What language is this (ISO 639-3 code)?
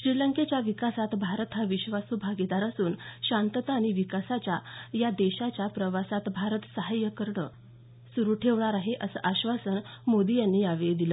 mar